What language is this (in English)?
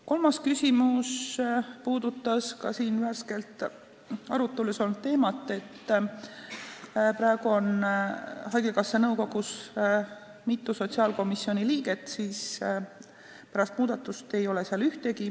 Estonian